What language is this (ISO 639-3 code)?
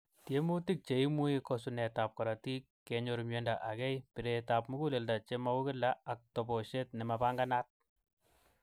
kln